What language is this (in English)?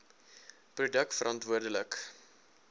Afrikaans